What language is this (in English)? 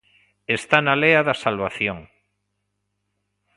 Galician